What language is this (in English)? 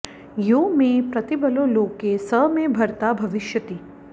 Sanskrit